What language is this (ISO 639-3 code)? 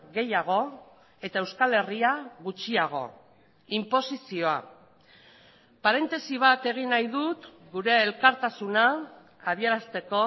eus